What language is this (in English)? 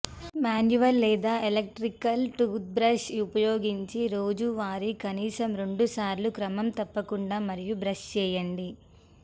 Telugu